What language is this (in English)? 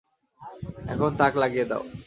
Bangla